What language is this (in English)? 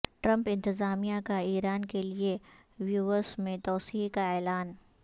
Urdu